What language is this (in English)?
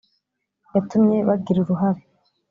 Kinyarwanda